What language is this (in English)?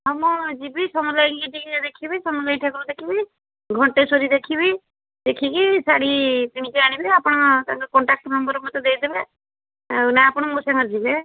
Odia